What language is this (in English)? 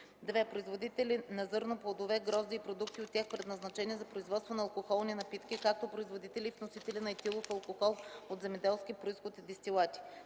Bulgarian